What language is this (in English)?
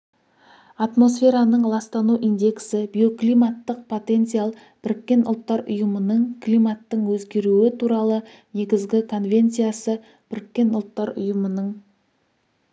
Kazakh